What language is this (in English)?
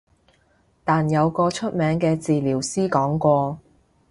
Cantonese